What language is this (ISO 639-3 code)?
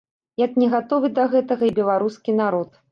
bel